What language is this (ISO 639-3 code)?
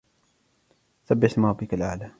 ara